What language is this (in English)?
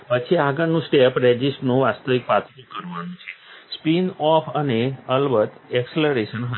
Gujarati